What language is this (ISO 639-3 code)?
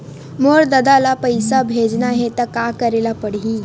hne